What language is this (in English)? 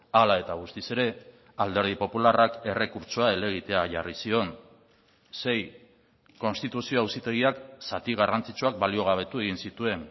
Basque